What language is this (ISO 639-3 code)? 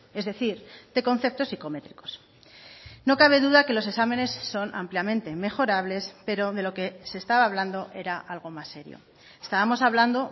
spa